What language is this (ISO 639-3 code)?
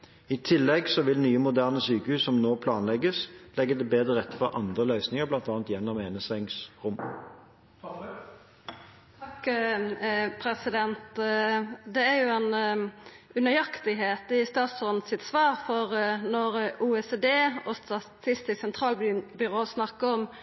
nor